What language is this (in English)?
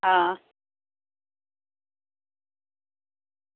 Dogri